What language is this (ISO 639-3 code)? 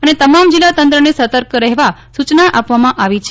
guj